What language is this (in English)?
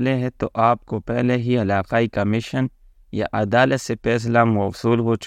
Urdu